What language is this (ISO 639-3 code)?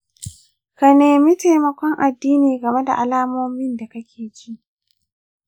hau